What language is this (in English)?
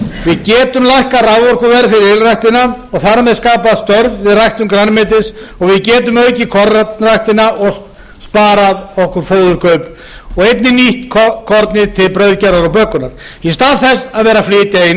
Icelandic